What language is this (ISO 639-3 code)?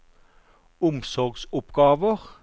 nor